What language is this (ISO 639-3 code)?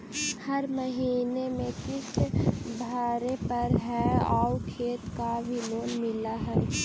mag